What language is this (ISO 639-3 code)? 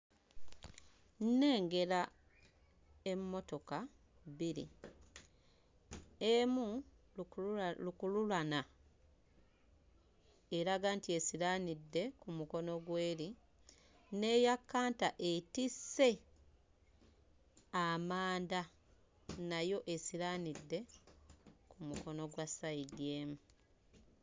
lug